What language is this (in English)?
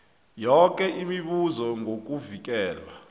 South Ndebele